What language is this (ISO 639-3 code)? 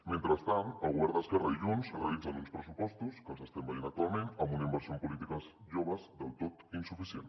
cat